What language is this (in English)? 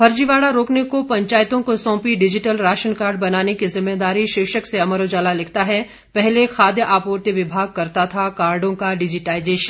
Hindi